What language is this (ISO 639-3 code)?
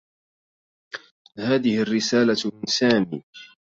ara